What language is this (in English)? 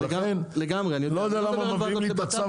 Hebrew